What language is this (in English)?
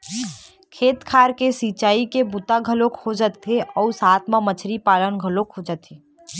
Chhattisgarhi